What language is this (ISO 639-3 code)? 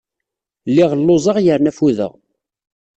kab